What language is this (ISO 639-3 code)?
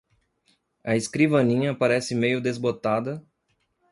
por